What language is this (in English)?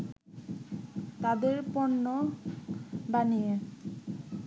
Bangla